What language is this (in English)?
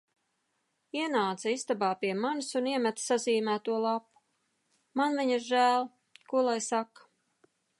Latvian